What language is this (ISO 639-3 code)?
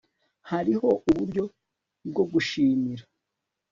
kin